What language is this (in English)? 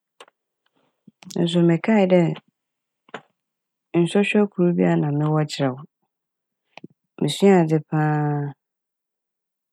Akan